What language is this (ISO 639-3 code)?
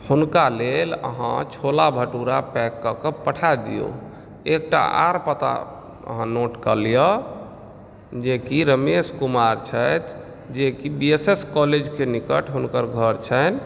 mai